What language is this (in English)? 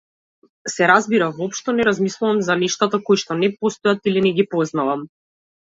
Macedonian